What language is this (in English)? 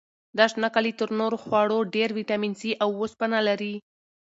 Pashto